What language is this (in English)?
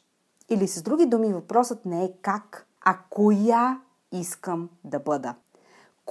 Bulgarian